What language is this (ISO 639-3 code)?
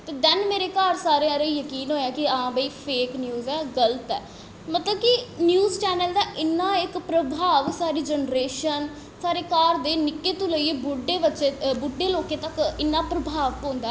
doi